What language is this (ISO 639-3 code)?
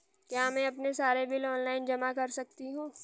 hin